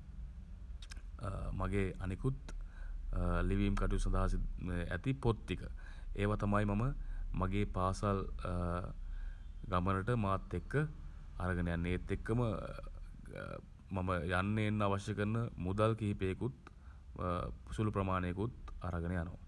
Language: Sinhala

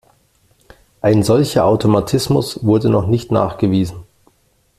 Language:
German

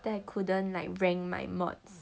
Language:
English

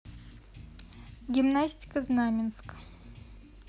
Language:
Russian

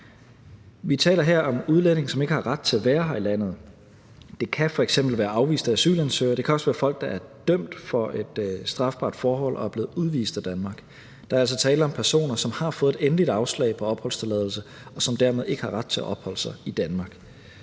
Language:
Danish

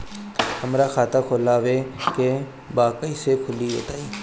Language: Bhojpuri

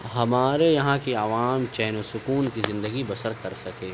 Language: Urdu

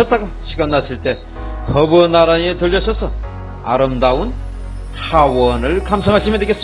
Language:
Korean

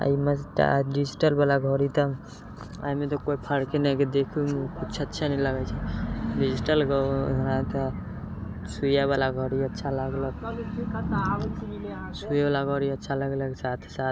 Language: Maithili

